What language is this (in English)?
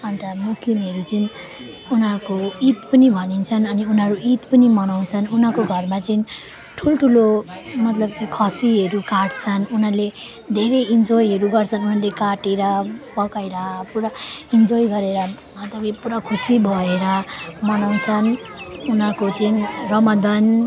Nepali